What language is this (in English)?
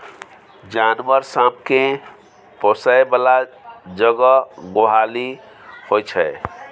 Maithili